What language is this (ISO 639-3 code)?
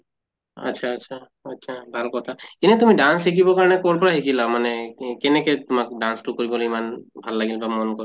asm